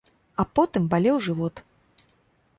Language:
Belarusian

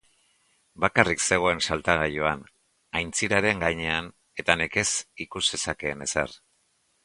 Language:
Basque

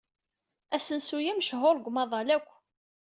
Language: Kabyle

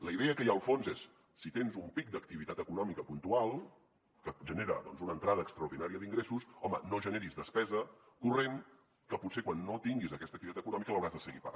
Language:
Catalan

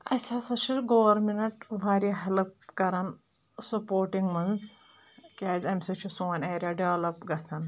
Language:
Kashmiri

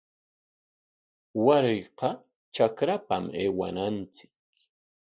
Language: Corongo Ancash Quechua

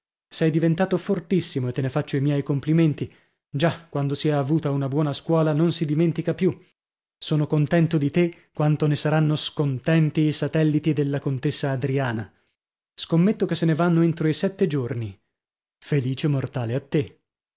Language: Italian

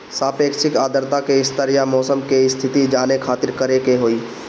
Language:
Bhojpuri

